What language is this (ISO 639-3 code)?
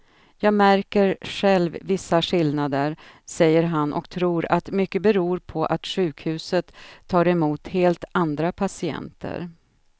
swe